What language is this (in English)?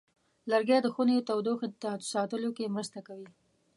Pashto